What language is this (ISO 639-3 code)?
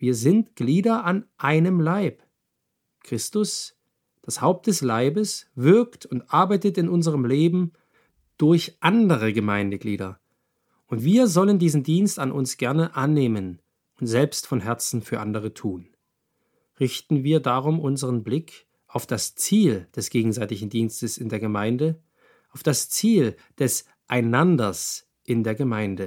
deu